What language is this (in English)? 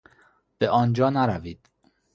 Persian